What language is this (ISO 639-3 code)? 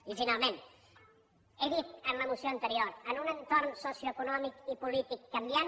cat